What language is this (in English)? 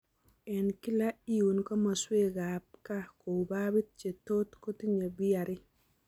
Kalenjin